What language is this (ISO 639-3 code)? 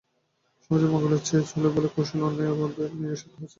ben